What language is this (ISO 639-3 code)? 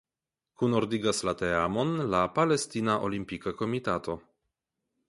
epo